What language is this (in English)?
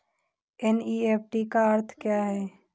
Hindi